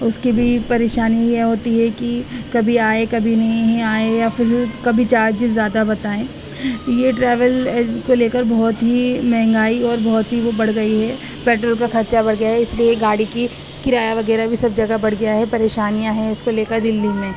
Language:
Urdu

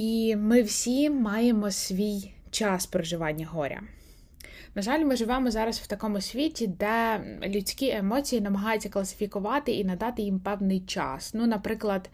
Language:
Ukrainian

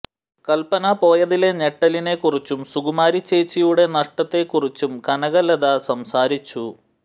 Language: Malayalam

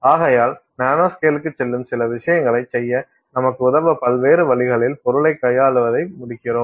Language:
Tamil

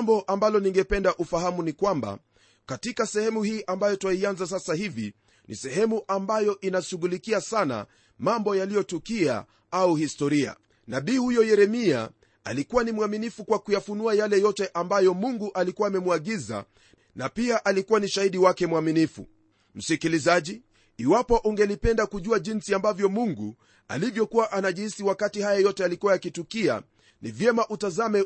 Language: Swahili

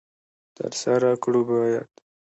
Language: Pashto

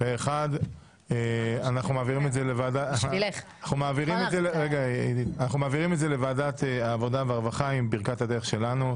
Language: Hebrew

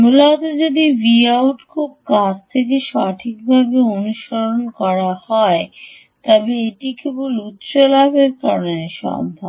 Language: Bangla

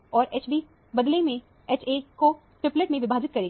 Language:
Hindi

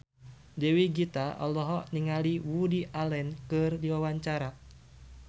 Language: Sundanese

